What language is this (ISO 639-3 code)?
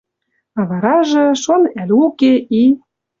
mrj